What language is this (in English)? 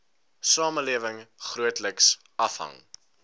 Afrikaans